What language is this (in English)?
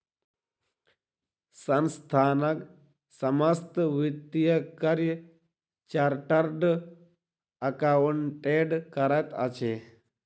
Maithili